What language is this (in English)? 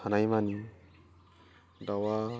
Bodo